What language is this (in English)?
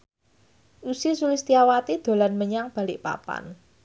Javanese